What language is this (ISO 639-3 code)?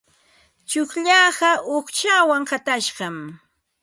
qva